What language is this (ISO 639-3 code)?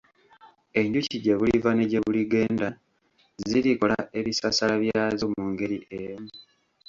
lug